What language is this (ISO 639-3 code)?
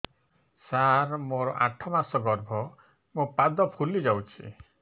ori